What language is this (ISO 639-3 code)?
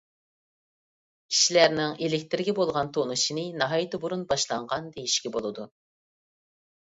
uig